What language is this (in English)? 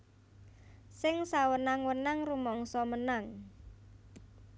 Javanese